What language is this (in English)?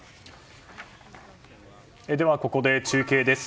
Japanese